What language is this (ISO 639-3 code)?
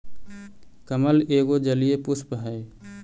mag